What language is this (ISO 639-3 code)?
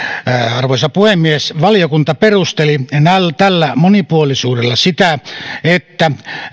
fin